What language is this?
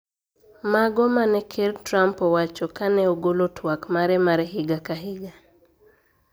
Luo (Kenya and Tanzania)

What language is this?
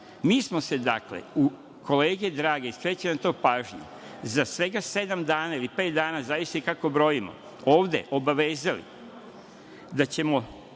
Serbian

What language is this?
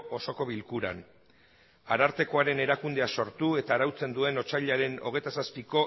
Basque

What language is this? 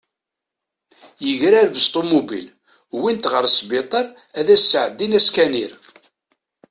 Kabyle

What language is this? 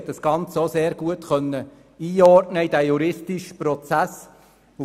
Swiss German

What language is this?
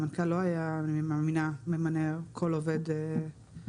Hebrew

